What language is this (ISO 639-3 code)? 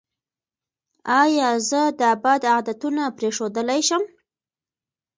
pus